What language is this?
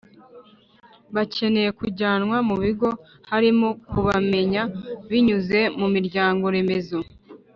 Kinyarwanda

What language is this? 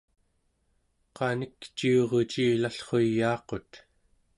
Central Yupik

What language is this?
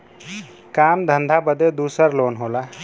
Bhojpuri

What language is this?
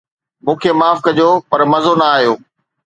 Sindhi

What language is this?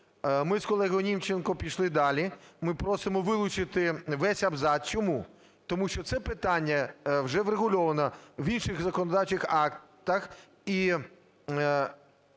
Ukrainian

